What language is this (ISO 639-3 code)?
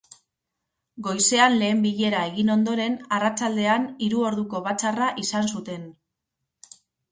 eus